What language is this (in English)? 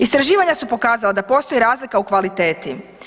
Croatian